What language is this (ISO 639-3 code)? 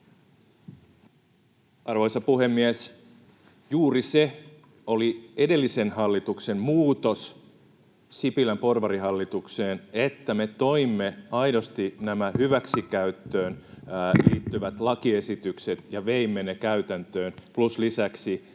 fin